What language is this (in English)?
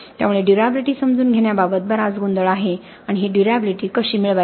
Marathi